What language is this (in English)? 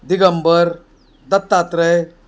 Marathi